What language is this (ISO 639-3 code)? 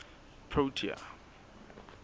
sot